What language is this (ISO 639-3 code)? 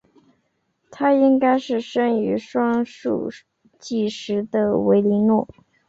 zho